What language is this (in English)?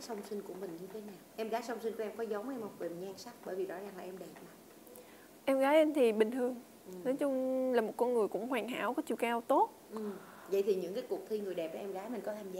Vietnamese